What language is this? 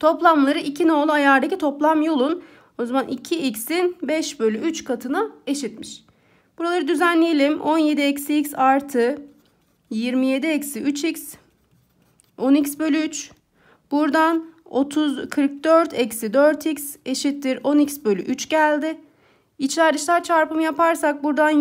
Turkish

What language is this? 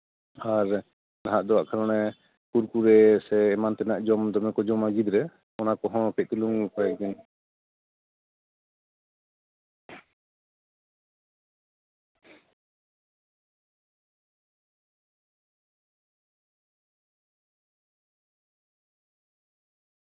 Santali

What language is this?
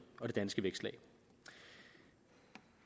Danish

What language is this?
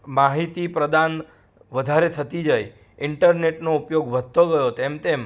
Gujarati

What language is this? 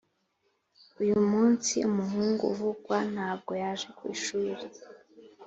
Kinyarwanda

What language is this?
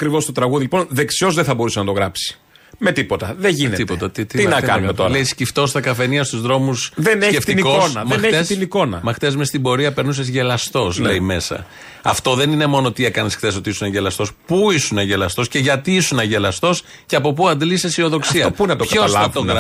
Greek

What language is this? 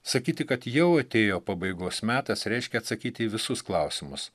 Lithuanian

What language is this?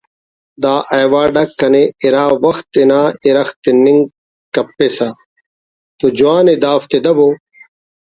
Brahui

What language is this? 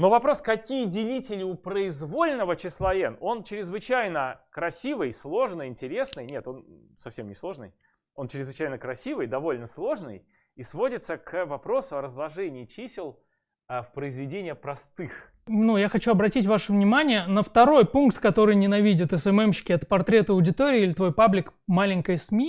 Russian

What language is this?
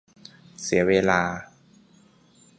Thai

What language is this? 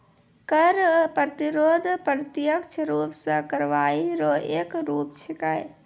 Maithili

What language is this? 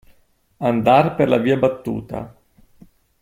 Italian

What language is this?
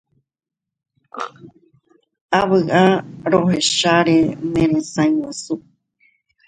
Guarani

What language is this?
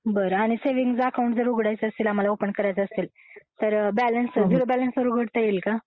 Marathi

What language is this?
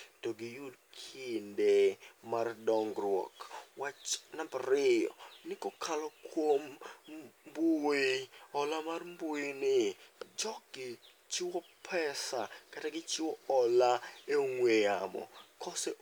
Luo (Kenya and Tanzania)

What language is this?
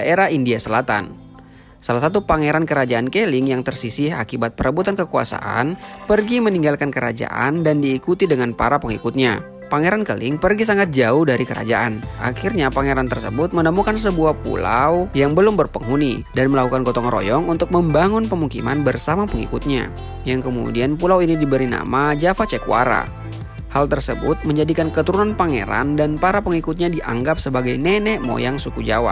Indonesian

